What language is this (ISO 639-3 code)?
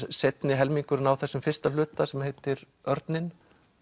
isl